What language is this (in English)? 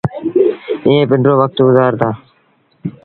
Sindhi Bhil